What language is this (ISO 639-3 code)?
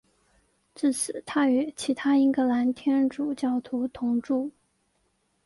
zho